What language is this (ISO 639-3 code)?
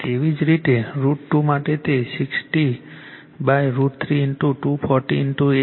guj